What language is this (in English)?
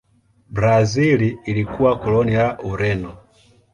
Swahili